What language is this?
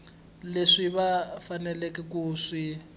Tsonga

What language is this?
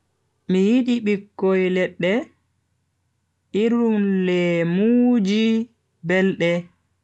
Bagirmi Fulfulde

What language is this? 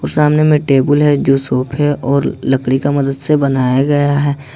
Hindi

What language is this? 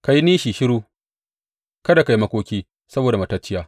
Hausa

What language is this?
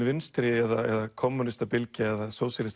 Icelandic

